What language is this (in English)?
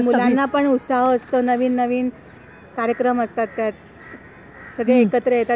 Marathi